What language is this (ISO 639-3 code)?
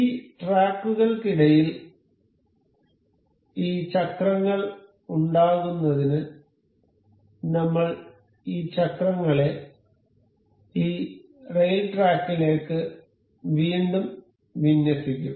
mal